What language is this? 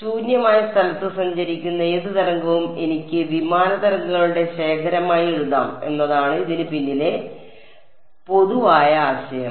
Malayalam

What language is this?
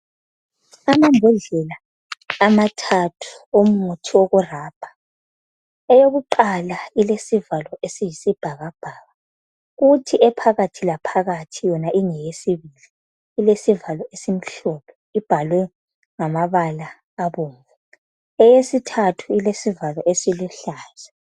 North Ndebele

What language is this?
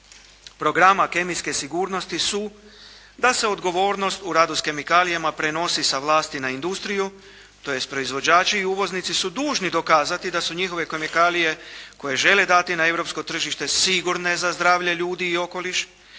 Croatian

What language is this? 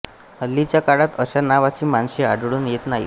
Marathi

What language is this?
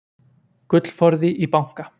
Icelandic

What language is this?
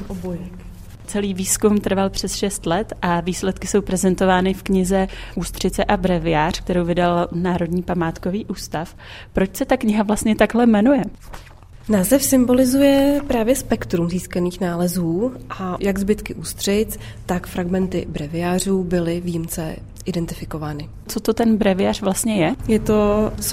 Czech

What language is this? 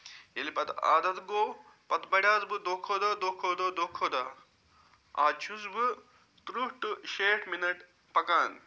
Kashmiri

